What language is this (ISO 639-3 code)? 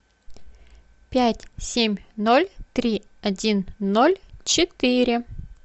rus